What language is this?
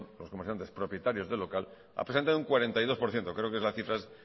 Spanish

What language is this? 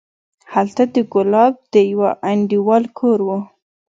Pashto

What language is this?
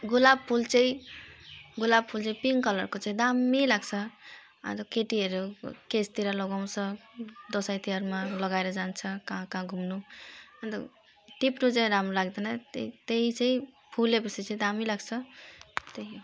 Nepali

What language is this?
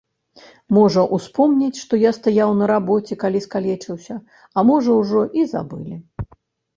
Belarusian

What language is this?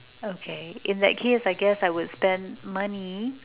English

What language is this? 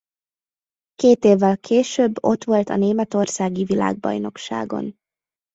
Hungarian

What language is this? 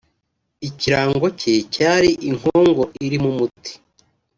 Kinyarwanda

